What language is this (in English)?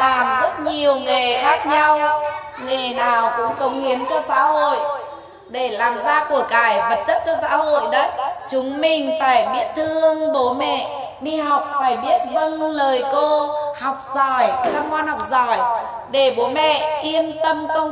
Vietnamese